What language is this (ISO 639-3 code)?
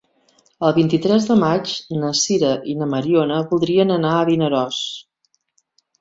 cat